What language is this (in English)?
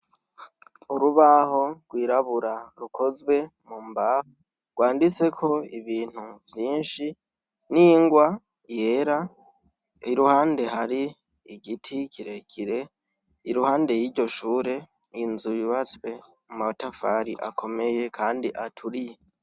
Rundi